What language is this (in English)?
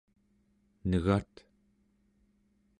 Central Yupik